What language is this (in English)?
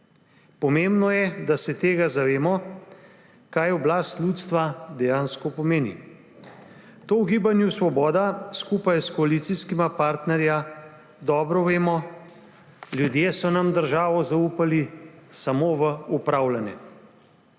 Slovenian